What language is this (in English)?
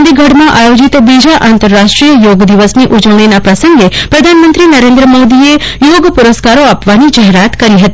Gujarati